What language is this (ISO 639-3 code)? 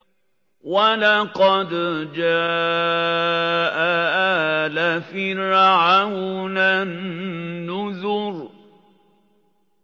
ara